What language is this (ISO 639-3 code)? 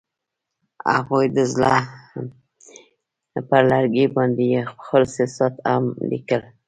pus